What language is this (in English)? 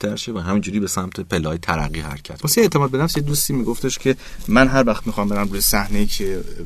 Persian